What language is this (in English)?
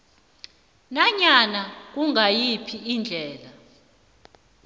South Ndebele